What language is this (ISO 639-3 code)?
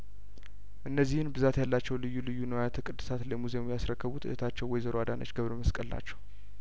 amh